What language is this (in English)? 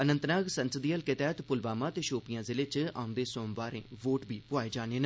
Dogri